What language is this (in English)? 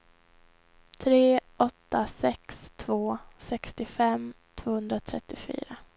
Swedish